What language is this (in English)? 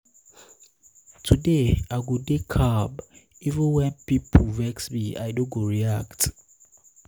Nigerian Pidgin